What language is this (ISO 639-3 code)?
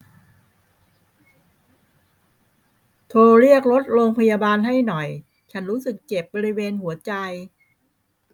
tha